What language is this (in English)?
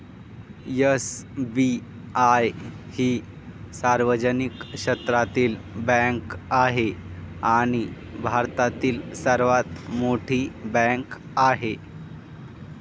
Marathi